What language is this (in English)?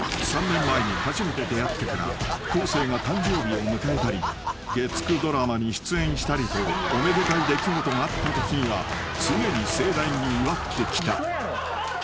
Japanese